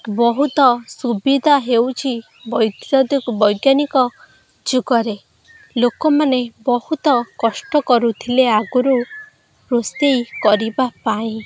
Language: Odia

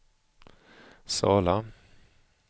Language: Swedish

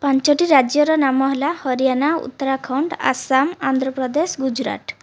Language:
Odia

